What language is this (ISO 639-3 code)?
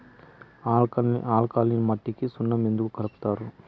tel